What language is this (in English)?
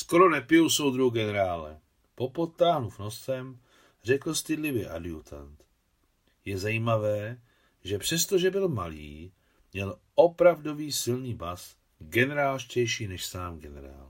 Czech